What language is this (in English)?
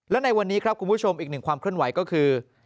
Thai